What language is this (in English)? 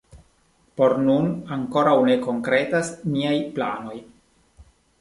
Esperanto